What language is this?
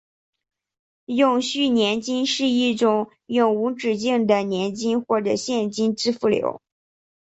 Chinese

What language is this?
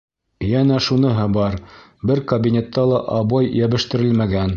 Bashkir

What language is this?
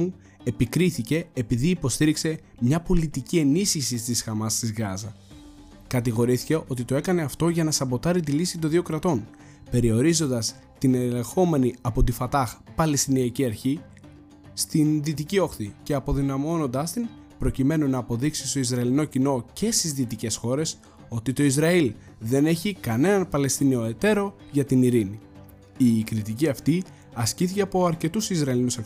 Greek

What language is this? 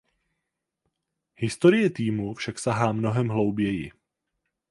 Czech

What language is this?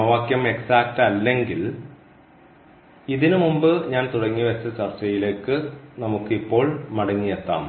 Malayalam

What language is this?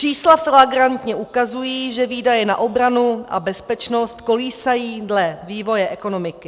Czech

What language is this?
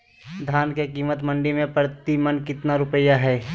Magahi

